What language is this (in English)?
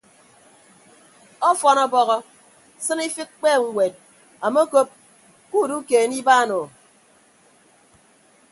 Ibibio